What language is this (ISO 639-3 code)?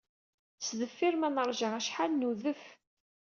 kab